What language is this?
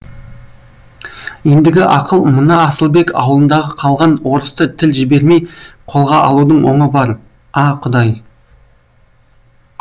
Kazakh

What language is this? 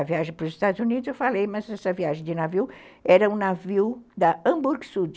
Portuguese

